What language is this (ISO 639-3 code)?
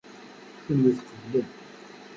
kab